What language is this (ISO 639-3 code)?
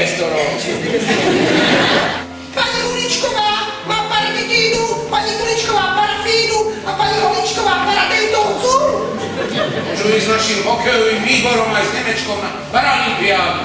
ell